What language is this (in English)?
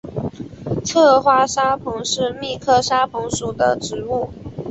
Chinese